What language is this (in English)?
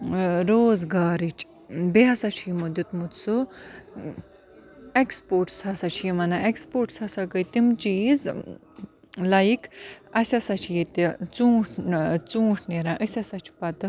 Kashmiri